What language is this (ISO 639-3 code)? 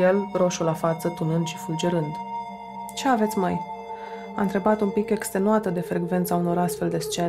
ron